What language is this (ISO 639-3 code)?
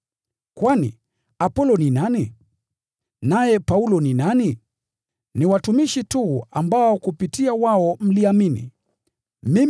swa